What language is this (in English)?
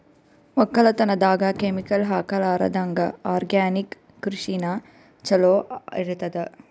Kannada